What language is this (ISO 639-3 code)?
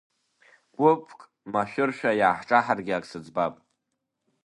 abk